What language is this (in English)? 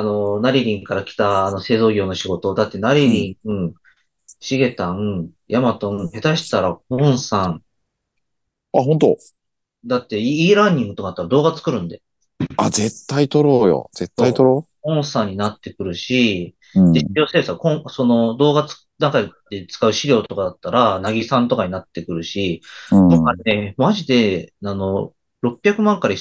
Japanese